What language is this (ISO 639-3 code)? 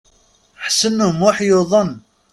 kab